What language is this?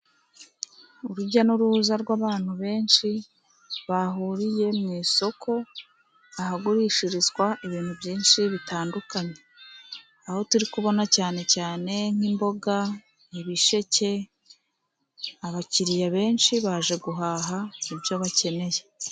Kinyarwanda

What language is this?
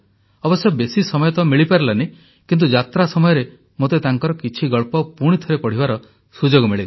Odia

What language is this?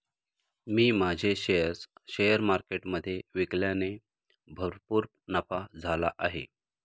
Marathi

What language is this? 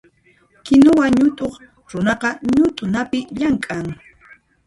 Puno Quechua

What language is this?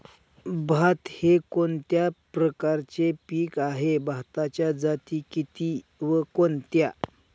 Marathi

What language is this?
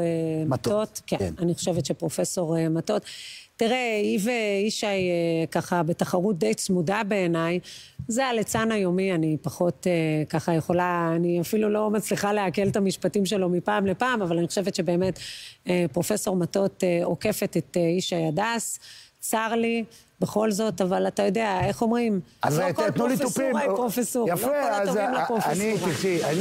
Hebrew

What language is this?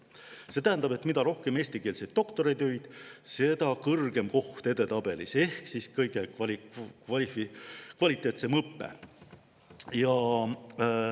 Estonian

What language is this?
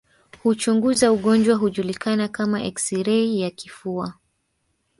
Swahili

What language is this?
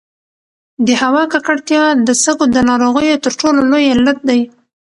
Pashto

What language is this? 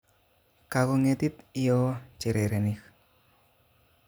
Kalenjin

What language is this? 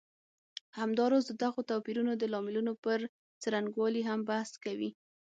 Pashto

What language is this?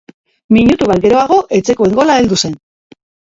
Basque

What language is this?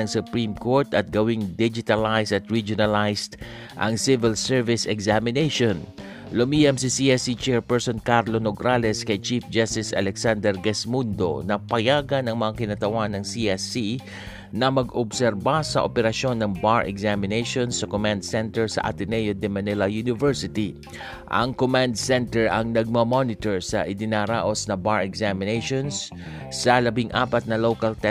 Filipino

